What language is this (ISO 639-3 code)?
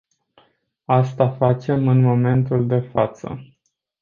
ron